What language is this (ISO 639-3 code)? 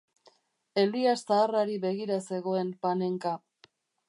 eus